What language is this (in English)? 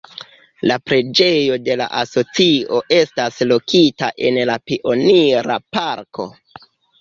Esperanto